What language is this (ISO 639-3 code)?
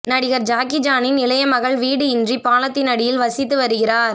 tam